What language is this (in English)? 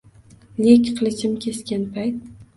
Uzbek